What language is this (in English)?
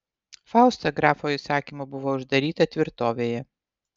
Lithuanian